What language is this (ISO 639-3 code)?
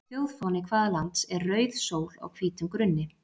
isl